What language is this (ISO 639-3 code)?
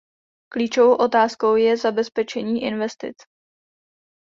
ces